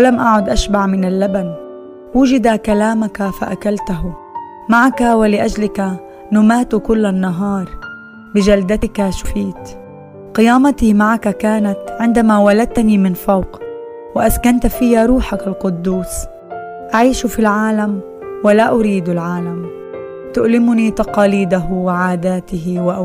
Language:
Arabic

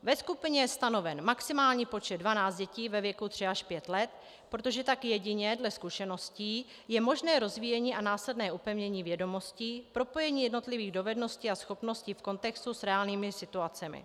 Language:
Czech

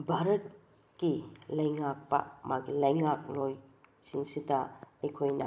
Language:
Manipuri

